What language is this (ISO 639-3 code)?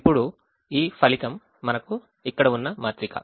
tel